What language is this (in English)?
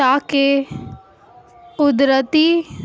Urdu